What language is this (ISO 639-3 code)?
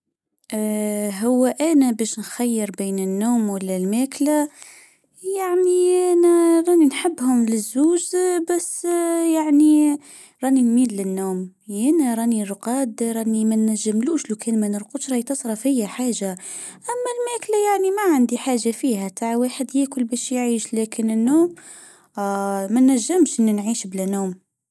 aeb